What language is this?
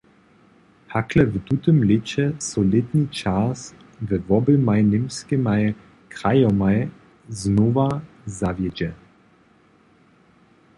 Upper Sorbian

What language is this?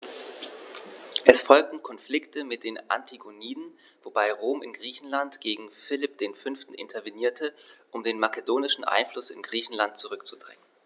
German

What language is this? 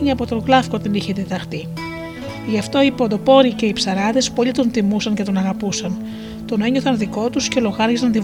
Greek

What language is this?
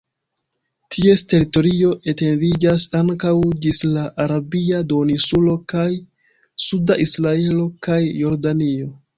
Esperanto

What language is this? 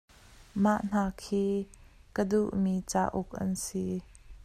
Hakha Chin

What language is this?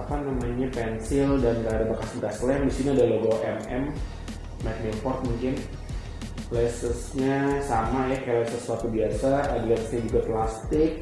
Indonesian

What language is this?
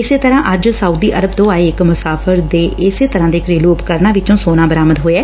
Punjabi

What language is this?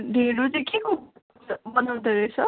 Nepali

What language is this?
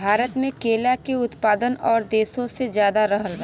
Bhojpuri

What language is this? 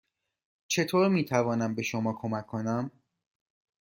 Persian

